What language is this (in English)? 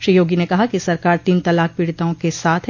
Hindi